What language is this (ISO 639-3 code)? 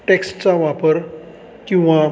mar